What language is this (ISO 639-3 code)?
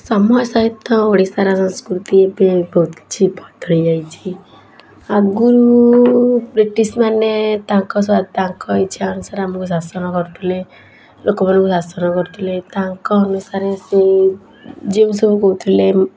ori